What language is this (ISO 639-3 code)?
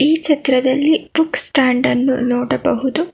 kan